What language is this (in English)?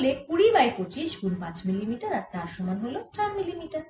Bangla